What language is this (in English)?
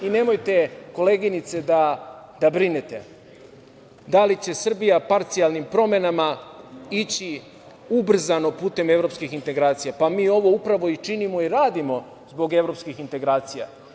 Serbian